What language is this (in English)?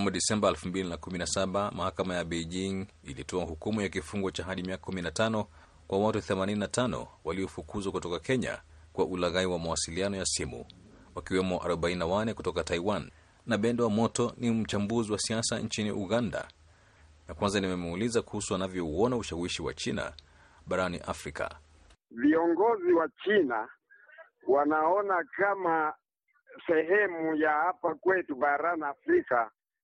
Swahili